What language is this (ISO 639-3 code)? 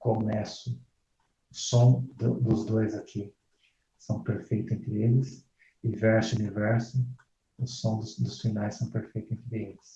por